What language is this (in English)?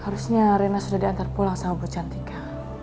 Indonesian